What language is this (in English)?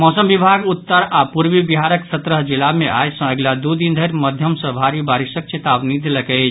Maithili